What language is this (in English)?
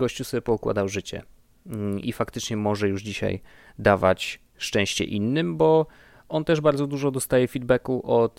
Polish